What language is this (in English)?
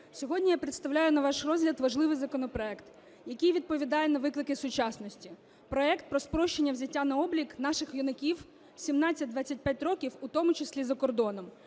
Ukrainian